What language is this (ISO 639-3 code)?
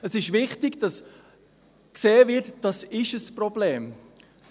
gsw